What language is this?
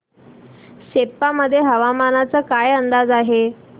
Marathi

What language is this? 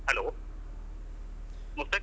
Kannada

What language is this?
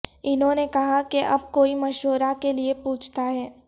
Urdu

